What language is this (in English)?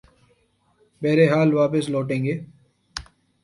Urdu